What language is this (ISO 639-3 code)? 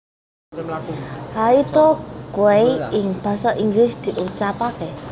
jav